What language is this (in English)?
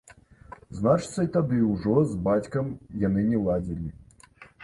Belarusian